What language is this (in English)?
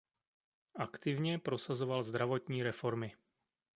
Czech